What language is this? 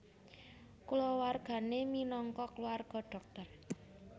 Javanese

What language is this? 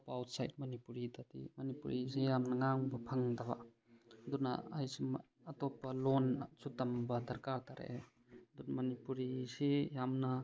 Manipuri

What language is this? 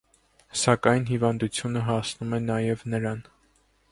Armenian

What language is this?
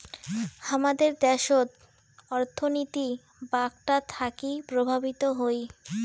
Bangla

